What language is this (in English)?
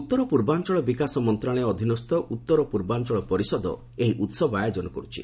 Odia